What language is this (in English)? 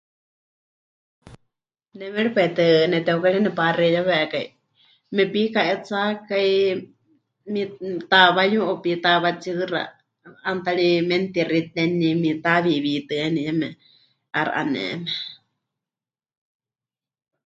Huichol